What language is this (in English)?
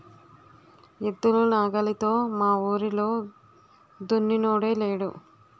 Telugu